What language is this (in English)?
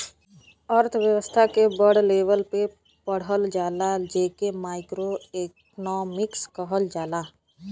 Bhojpuri